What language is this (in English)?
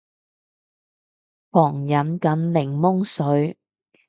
Cantonese